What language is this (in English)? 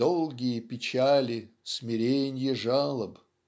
Russian